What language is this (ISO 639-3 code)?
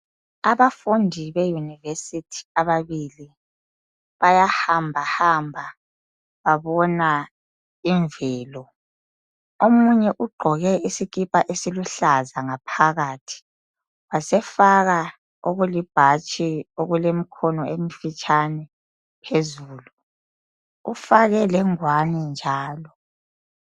nde